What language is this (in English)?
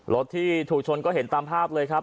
Thai